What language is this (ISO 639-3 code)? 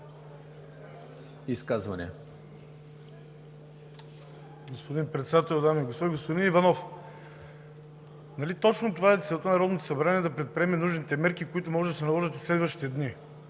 bul